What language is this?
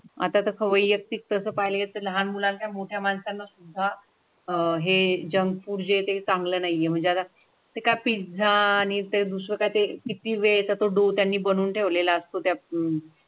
Marathi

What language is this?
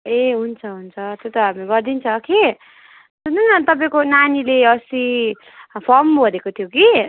Nepali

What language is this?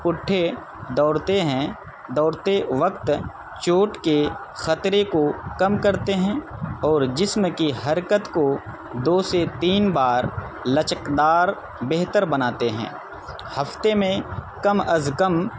Urdu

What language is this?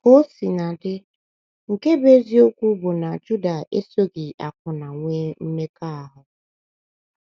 Igbo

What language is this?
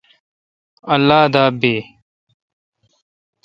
Kalkoti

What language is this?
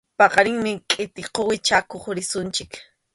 Arequipa-La Unión Quechua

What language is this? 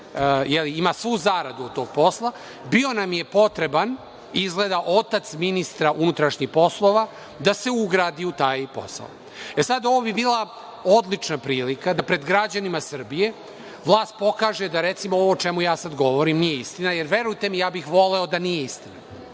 Serbian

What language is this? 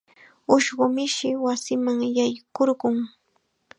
Chiquián Ancash Quechua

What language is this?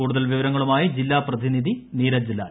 Malayalam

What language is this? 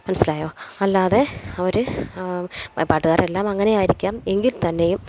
Malayalam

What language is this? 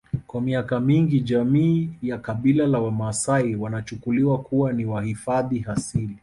Swahili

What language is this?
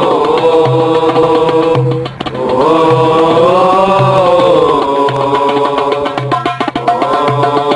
Arabic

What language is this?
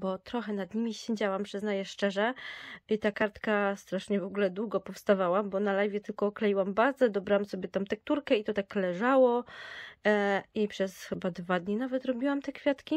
Polish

